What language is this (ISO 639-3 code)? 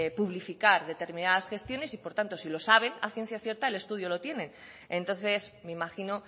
spa